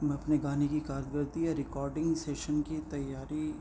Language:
Urdu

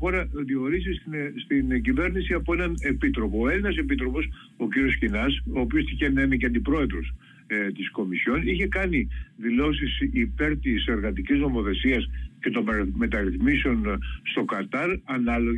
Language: Greek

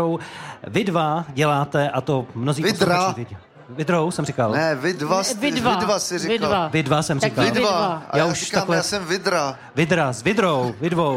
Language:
Czech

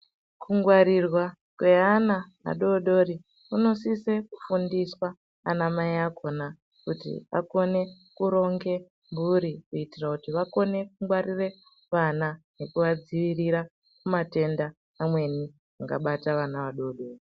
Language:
Ndau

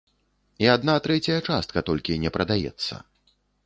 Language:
Belarusian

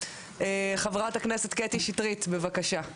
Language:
Hebrew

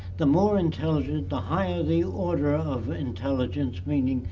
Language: English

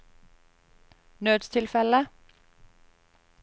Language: Norwegian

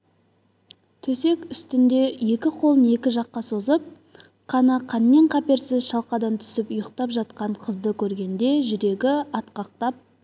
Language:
Kazakh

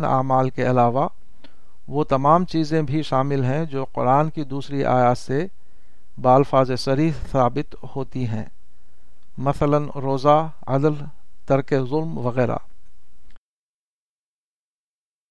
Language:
Urdu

